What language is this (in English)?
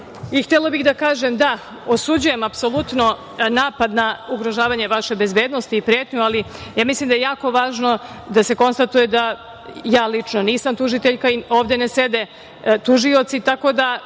Serbian